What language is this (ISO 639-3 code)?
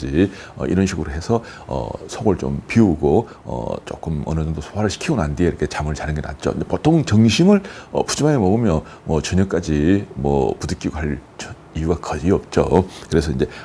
kor